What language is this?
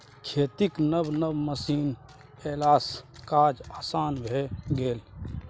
Maithili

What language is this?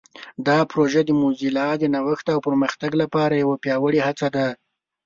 Pashto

